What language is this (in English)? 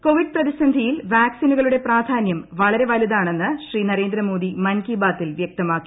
Malayalam